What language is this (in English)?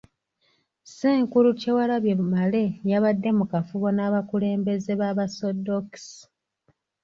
Ganda